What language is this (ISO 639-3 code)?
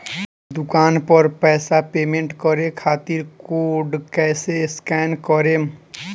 bho